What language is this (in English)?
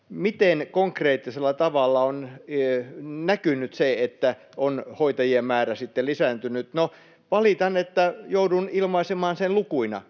Finnish